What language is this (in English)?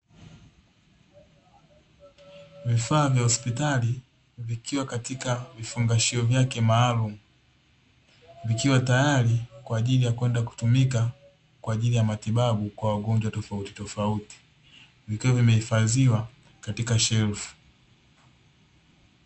Swahili